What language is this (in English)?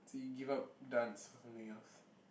English